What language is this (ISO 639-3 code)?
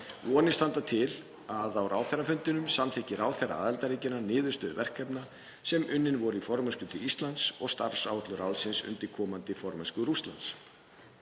isl